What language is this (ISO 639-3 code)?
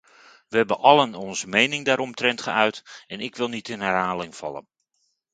nld